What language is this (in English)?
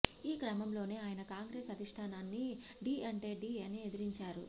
Telugu